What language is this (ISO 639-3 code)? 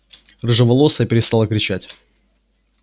rus